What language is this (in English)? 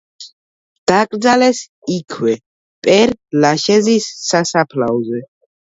Georgian